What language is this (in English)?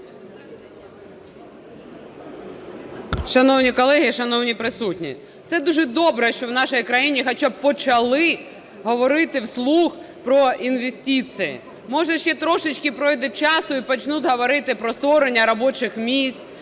Ukrainian